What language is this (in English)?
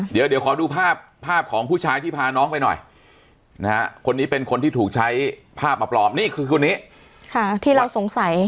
Thai